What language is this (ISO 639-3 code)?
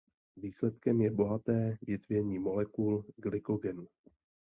ces